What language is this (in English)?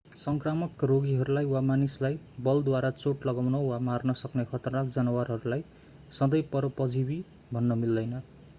Nepali